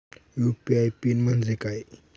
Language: Marathi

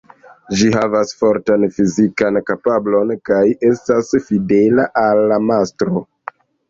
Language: Esperanto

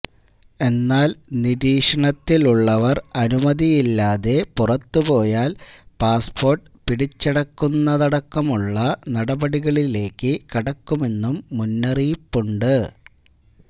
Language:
Malayalam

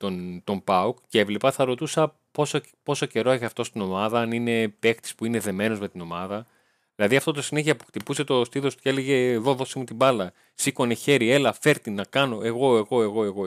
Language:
Greek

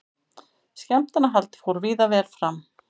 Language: Icelandic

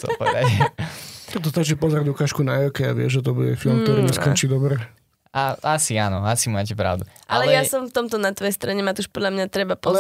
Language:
Slovak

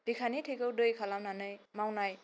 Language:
Bodo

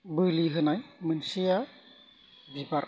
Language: Bodo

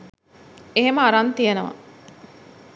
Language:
Sinhala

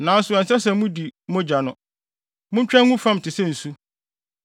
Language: Akan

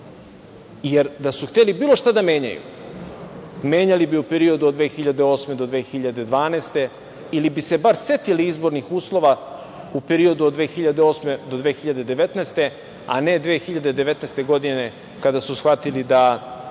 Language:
Serbian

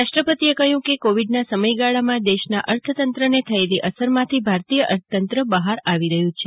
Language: Gujarati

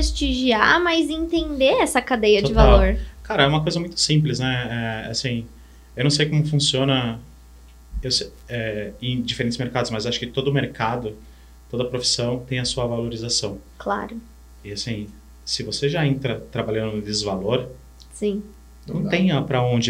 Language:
Portuguese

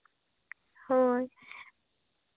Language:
Santali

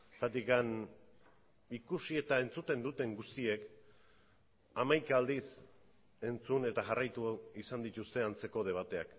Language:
Basque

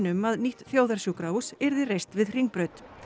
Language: Icelandic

